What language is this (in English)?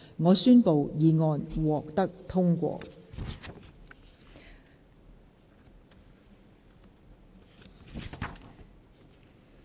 Cantonese